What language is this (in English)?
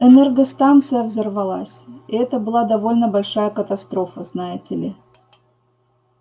Russian